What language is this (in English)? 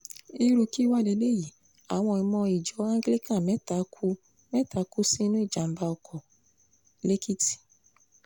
Yoruba